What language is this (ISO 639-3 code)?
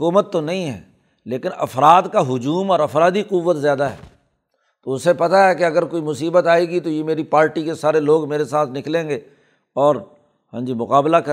urd